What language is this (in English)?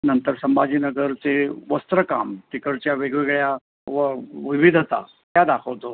Marathi